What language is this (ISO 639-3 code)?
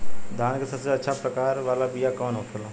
bho